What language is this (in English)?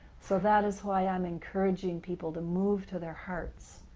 English